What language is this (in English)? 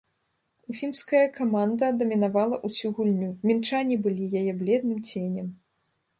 Belarusian